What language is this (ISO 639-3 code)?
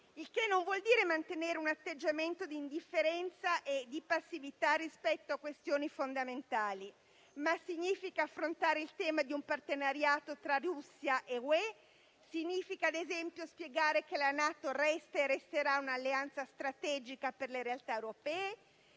ita